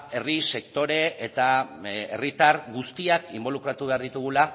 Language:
Basque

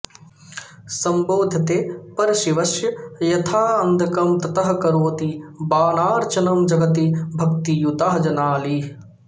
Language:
Sanskrit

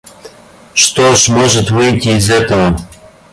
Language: Russian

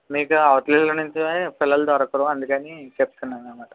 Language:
Telugu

